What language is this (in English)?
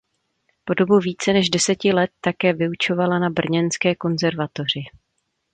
Czech